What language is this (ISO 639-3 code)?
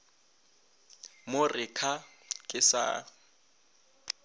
nso